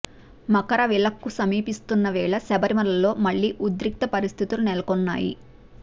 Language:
Telugu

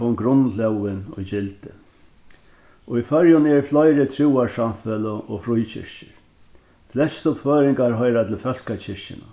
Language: Faroese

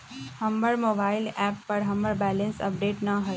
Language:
Magahi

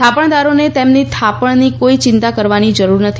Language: Gujarati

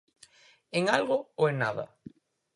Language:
Galician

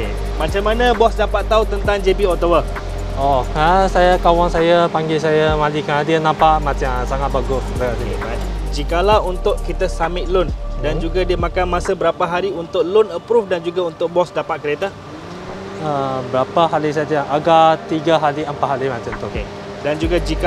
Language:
Malay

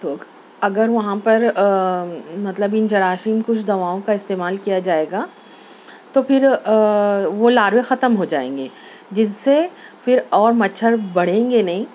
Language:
Urdu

